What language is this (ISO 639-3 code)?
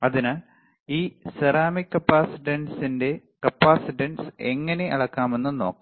mal